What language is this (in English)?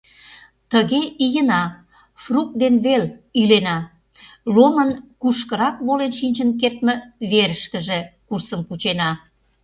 Mari